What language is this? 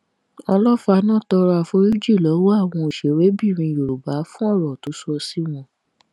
Yoruba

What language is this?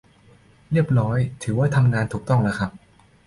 Thai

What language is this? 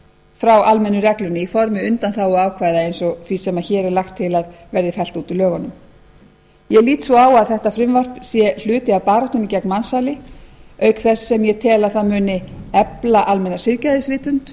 Icelandic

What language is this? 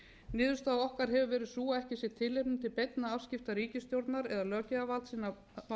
Icelandic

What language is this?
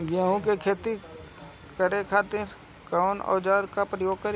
Bhojpuri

